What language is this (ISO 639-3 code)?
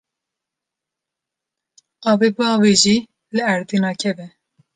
kur